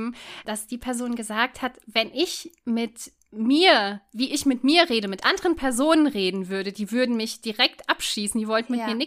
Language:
German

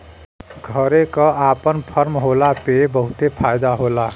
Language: Bhojpuri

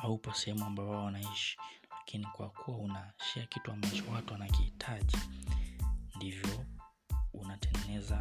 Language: Swahili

